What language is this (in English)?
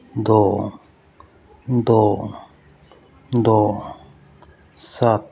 Punjabi